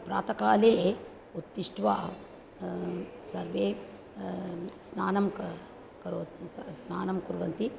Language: Sanskrit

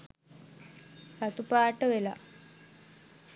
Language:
Sinhala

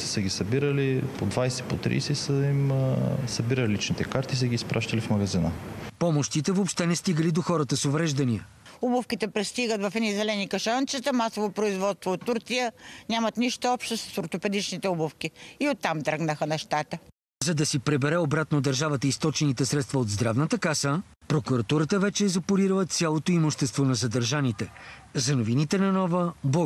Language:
Bulgarian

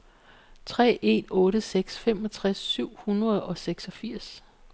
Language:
Danish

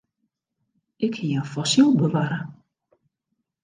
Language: Western Frisian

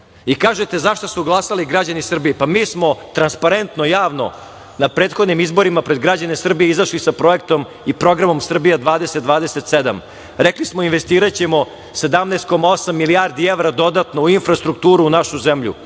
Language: Serbian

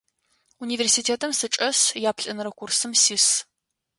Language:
Adyghe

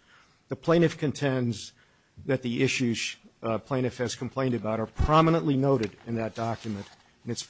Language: English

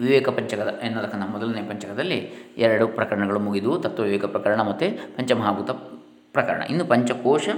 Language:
Kannada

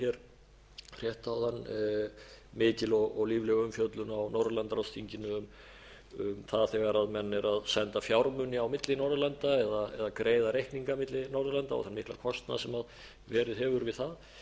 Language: Icelandic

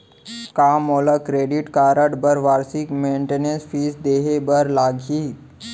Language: Chhattisgarhi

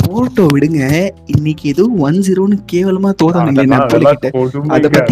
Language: Tamil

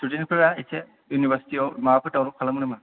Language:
Bodo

